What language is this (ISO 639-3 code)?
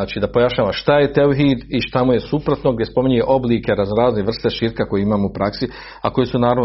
hrv